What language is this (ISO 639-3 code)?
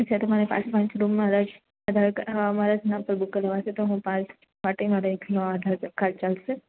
guj